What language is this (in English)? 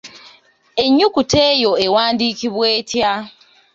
Ganda